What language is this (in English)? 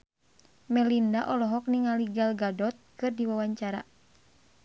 Sundanese